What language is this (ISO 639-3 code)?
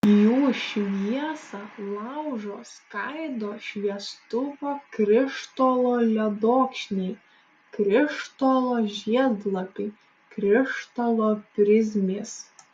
lit